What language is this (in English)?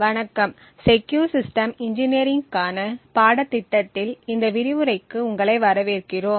Tamil